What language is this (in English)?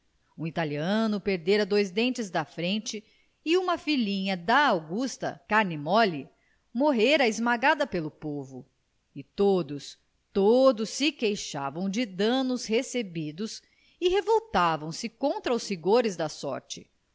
Portuguese